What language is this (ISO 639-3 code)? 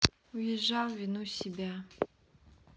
rus